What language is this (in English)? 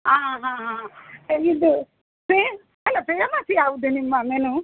Kannada